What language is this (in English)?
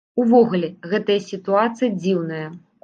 Belarusian